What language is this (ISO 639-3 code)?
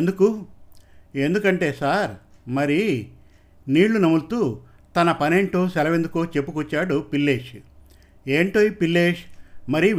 tel